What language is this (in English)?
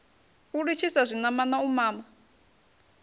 Venda